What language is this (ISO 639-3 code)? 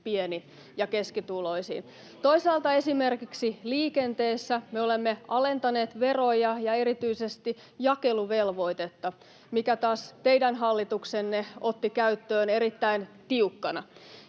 fin